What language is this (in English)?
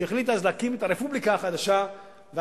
Hebrew